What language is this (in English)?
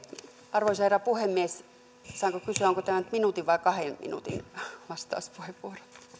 Finnish